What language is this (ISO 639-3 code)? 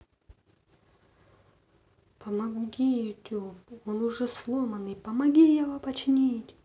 rus